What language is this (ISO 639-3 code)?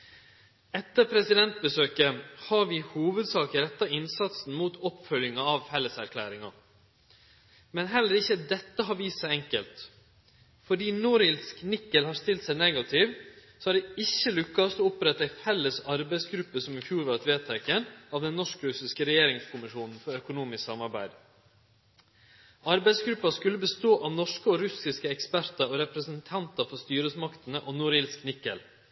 nno